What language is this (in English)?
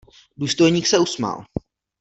Czech